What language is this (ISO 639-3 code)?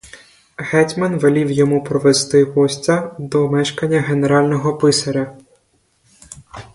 ukr